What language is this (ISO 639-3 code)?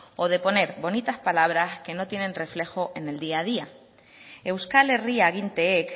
spa